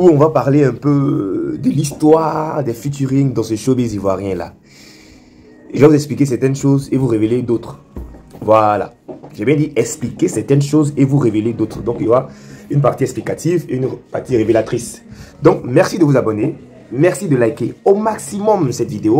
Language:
French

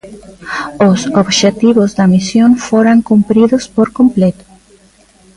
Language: Galician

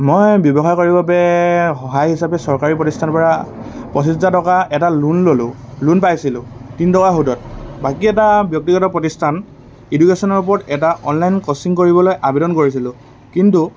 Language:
Assamese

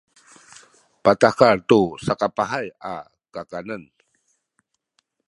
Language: Sakizaya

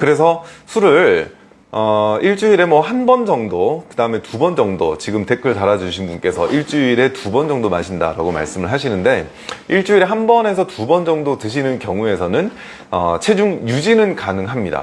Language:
Korean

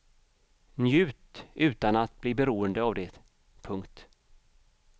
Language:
Swedish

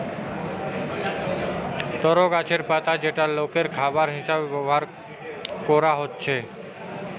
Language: Bangla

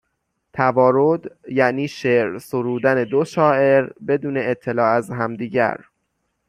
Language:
Persian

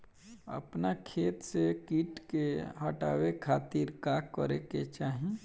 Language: Bhojpuri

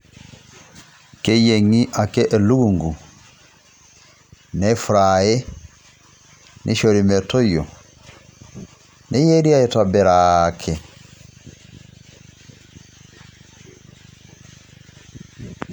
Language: Masai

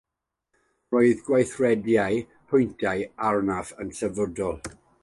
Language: Welsh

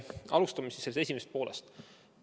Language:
Estonian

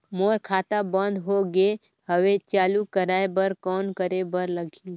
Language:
Chhattisgarhi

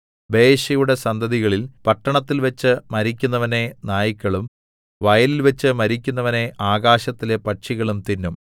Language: Malayalam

